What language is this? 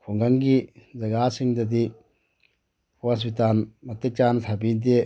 Manipuri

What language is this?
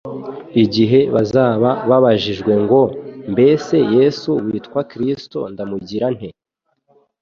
Kinyarwanda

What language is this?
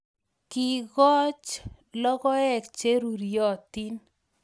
Kalenjin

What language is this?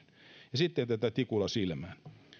Finnish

